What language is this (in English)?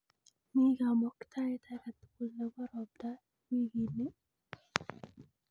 Kalenjin